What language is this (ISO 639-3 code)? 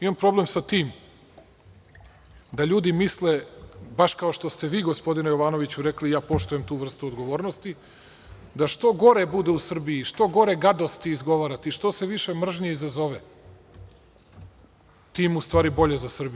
srp